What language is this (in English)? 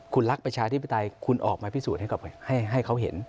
Thai